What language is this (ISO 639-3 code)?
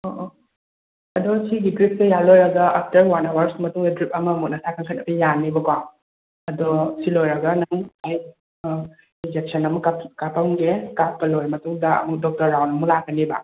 mni